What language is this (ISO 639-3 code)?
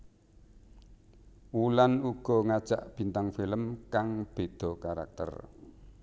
jav